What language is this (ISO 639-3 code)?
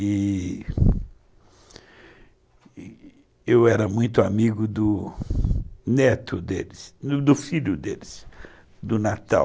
por